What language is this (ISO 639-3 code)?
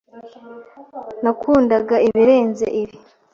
kin